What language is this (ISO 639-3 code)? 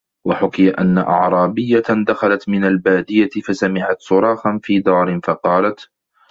ara